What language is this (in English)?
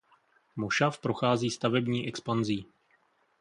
Czech